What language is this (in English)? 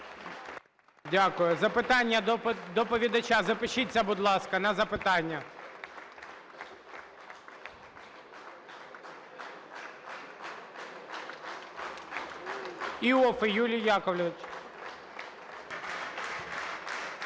Ukrainian